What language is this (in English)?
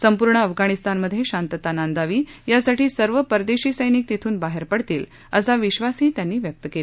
Marathi